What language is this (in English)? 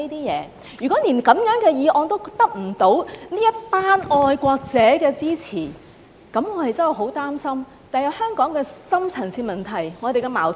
Cantonese